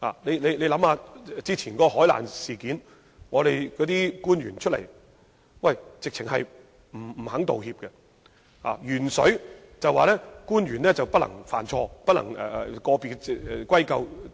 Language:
Cantonese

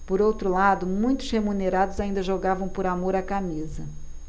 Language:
Portuguese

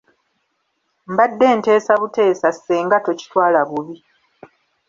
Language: Ganda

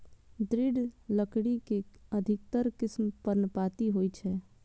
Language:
Maithili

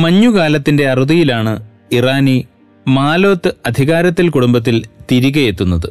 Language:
Malayalam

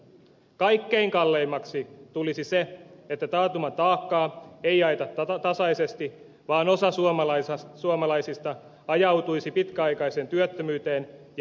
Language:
Finnish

